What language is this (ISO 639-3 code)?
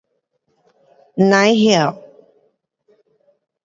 cpx